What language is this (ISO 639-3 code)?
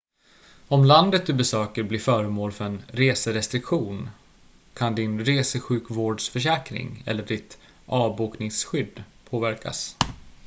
swe